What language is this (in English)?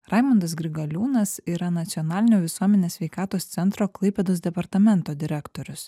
Lithuanian